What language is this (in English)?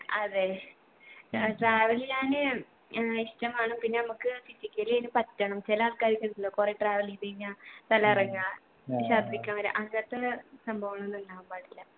Malayalam